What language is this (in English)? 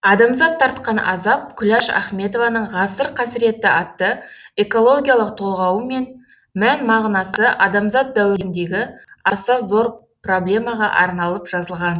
Kazakh